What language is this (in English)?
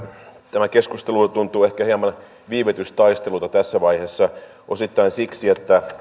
Finnish